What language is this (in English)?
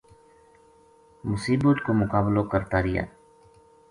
Gujari